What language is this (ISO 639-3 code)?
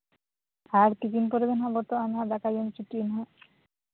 sat